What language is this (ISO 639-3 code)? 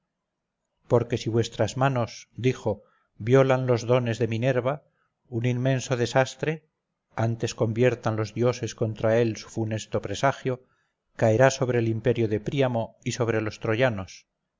spa